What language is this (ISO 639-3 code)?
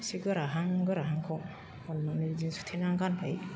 brx